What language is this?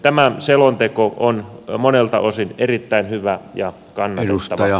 Finnish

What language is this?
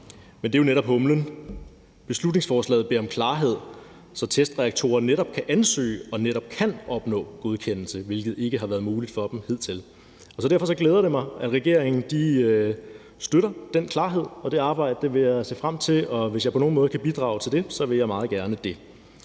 Danish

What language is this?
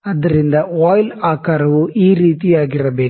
Kannada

